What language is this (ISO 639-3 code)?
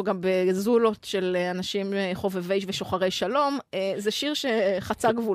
heb